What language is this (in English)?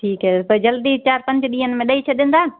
Sindhi